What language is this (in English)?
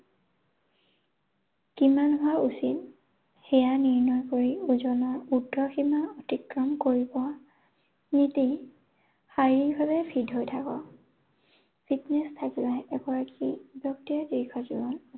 Assamese